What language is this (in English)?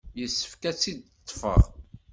Kabyle